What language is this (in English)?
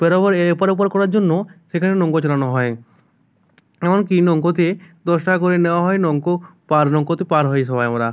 Bangla